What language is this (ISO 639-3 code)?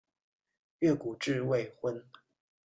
zho